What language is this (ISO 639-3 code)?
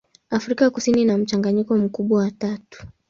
swa